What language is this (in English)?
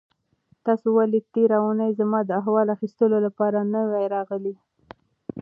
Pashto